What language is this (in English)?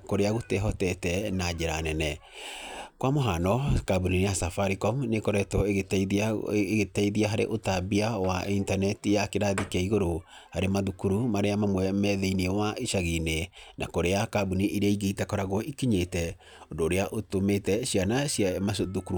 Kikuyu